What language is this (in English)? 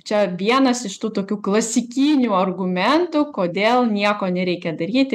Lithuanian